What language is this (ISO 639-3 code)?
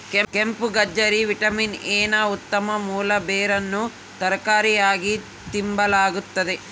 kan